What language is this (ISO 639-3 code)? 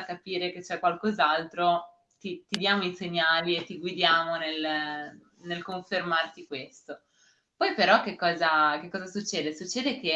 ita